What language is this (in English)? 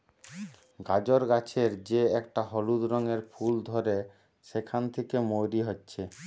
Bangla